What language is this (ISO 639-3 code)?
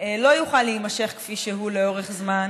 heb